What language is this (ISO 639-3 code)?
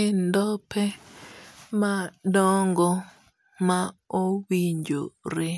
luo